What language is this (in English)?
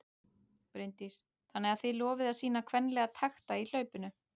Icelandic